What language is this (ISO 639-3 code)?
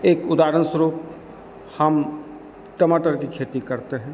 hin